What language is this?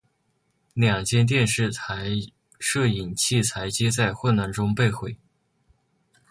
Chinese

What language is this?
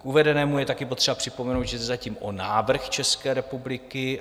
Czech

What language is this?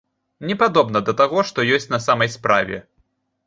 Belarusian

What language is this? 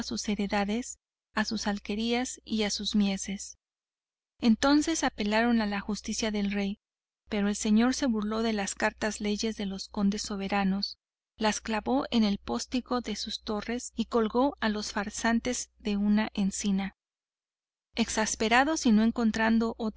Spanish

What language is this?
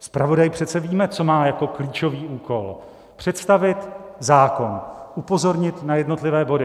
Czech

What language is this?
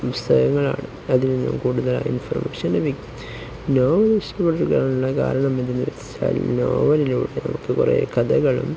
Malayalam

